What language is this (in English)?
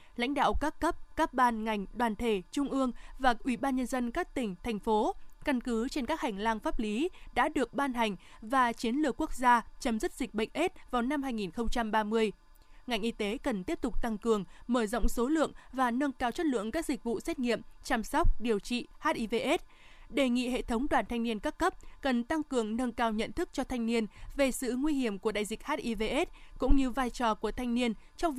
Vietnamese